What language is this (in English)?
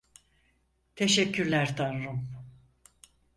Turkish